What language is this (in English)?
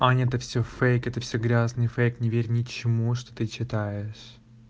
Russian